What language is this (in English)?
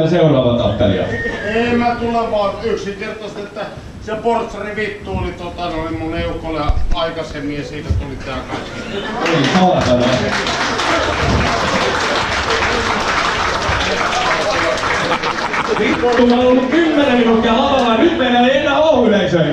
Finnish